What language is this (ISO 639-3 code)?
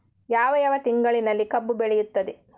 kan